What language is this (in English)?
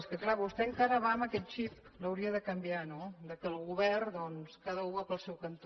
Catalan